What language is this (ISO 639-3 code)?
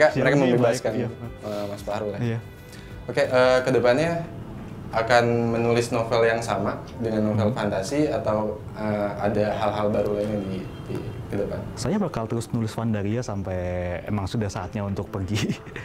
ind